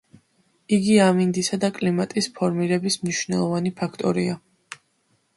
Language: Georgian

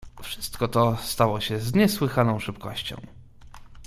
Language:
Polish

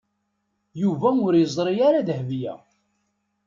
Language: Kabyle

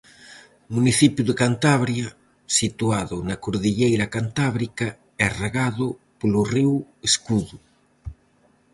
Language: Galician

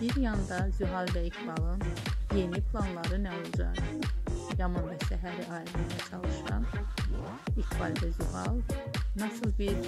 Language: Turkish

